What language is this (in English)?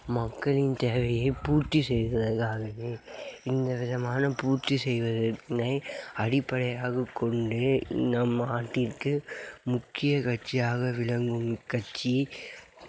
Tamil